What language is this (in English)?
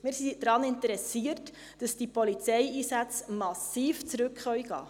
Swiss German